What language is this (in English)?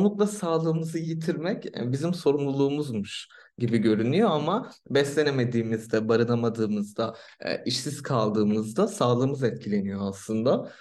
Turkish